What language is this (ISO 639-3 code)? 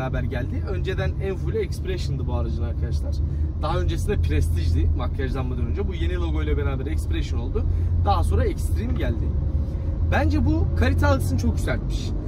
tur